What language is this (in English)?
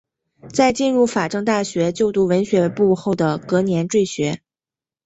Chinese